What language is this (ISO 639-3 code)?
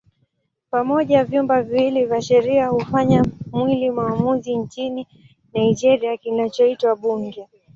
swa